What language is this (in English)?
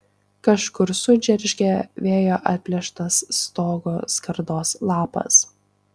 Lithuanian